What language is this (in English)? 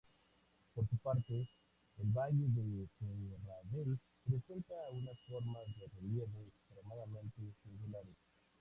Spanish